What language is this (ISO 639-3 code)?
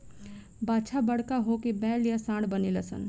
bho